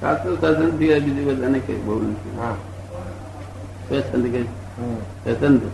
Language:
Gujarati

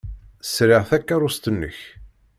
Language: Kabyle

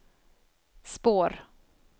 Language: Swedish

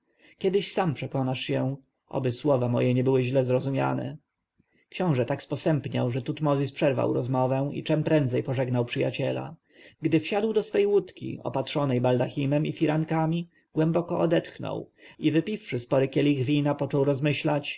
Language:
Polish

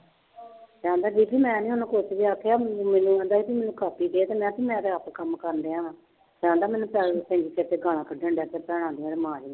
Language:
Punjabi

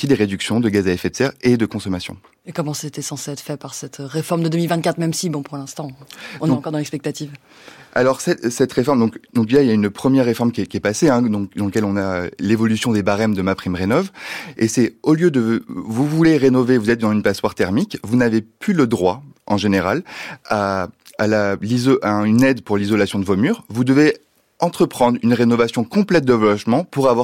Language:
French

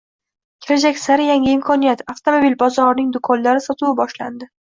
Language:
Uzbek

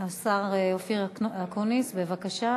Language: Hebrew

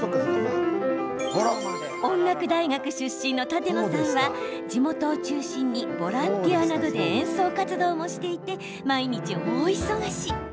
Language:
Japanese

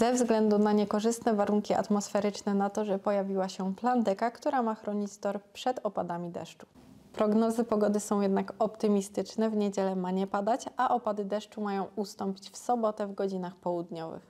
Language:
Polish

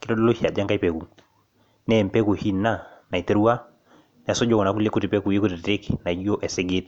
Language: Masai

